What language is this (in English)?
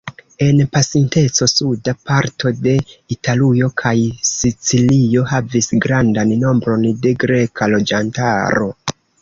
Esperanto